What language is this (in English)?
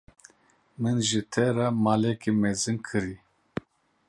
Kurdish